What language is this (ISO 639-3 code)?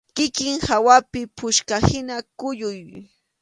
qxu